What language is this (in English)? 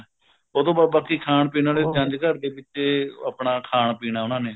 Punjabi